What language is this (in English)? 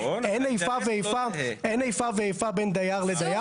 Hebrew